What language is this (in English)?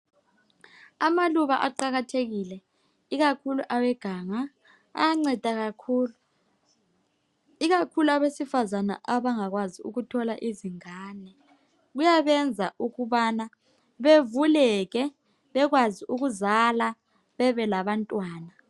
North Ndebele